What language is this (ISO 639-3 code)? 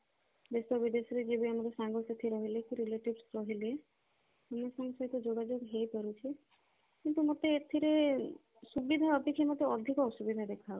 ori